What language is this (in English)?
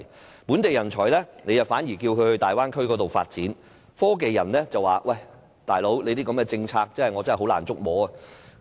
Cantonese